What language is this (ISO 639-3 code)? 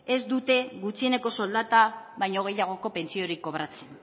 eus